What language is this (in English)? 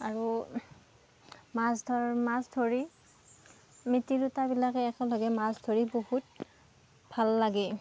Assamese